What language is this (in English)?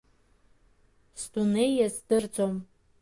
Abkhazian